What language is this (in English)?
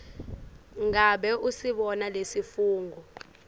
Swati